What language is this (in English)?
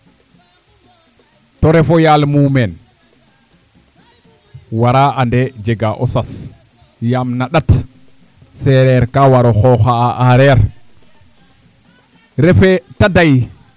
Serer